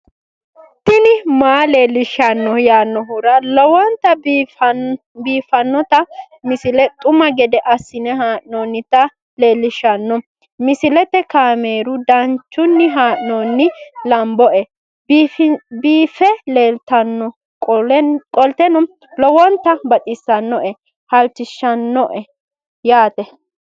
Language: Sidamo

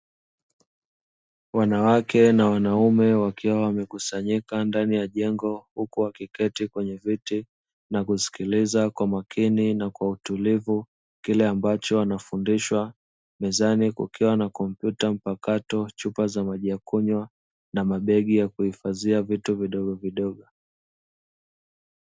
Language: Swahili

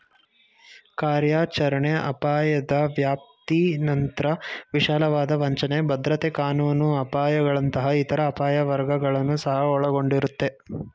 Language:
Kannada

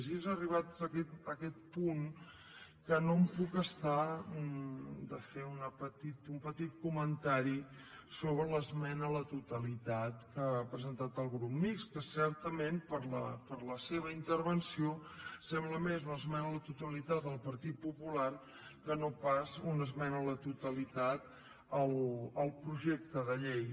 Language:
Catalan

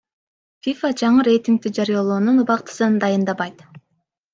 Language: Kyrgyz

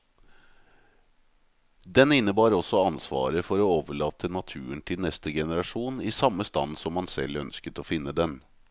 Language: Norwegian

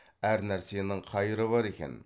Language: Kazakh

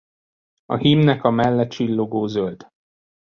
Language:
Hungarian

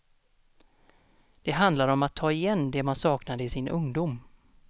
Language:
Swedish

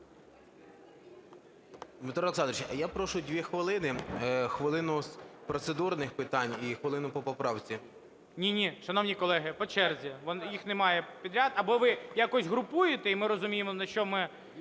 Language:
Ukrainian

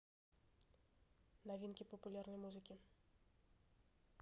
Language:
Russian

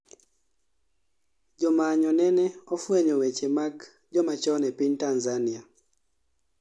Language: Luo (Kenya and Tanzania)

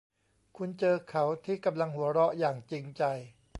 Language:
Thai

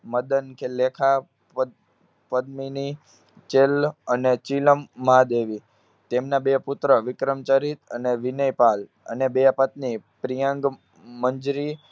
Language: Gujarati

